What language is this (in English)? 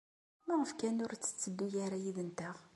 Kabyle